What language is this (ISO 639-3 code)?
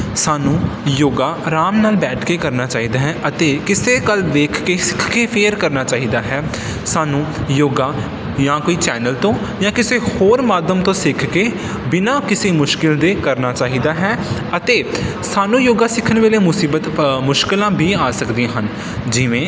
pan